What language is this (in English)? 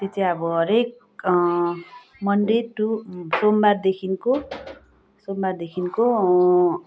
Nepali